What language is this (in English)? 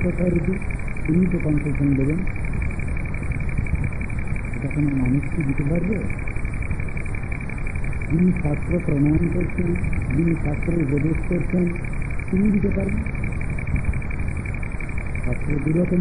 Arabic